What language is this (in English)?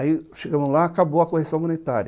Portuguese